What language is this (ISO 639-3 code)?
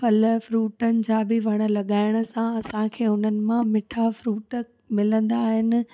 snd